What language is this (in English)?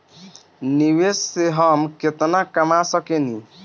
Bhojpuri